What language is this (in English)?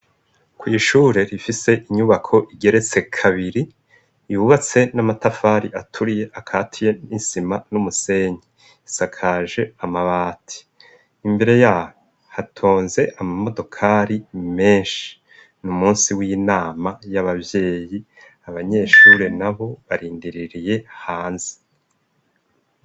Rundi